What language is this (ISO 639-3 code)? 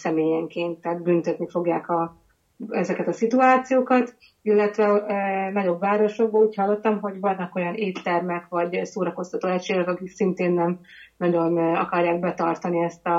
hun